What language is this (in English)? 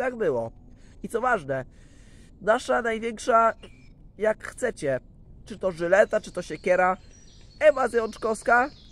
Polish